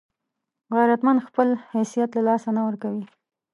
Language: Pashto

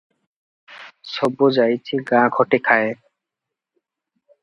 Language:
Odia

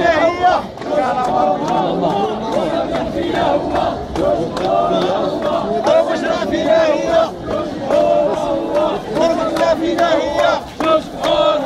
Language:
Arabic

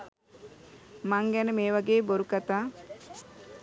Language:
Sinhala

